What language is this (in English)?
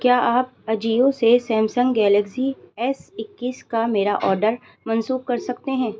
Urdu